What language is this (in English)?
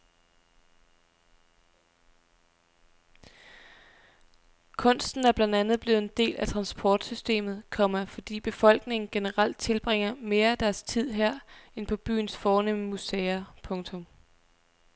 Danish